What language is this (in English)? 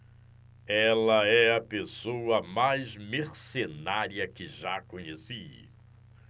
Portuguese